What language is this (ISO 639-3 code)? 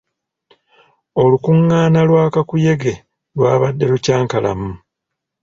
lug